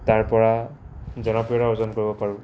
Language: Assamese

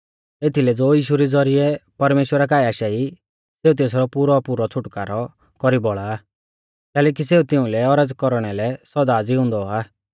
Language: Mahasu Pahari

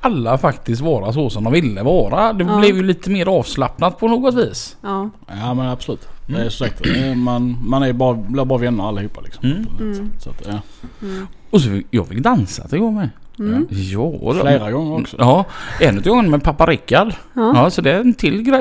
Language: Swedish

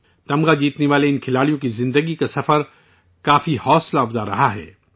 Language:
Urdu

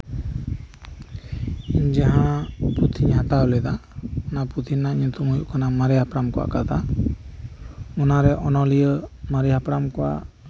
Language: Santali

